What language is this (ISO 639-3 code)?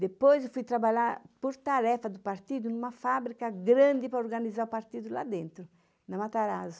por